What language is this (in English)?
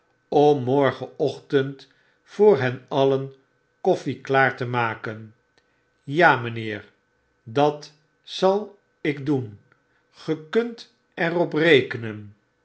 Dutch